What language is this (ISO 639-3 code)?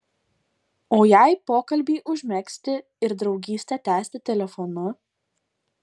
lit